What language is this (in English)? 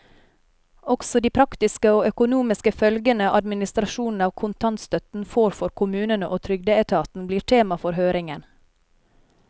Norwegian